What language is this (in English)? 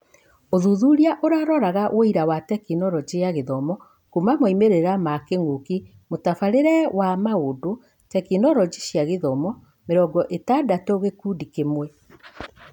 Kikuyu